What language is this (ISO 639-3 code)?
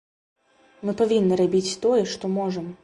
bel